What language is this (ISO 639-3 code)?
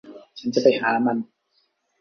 tha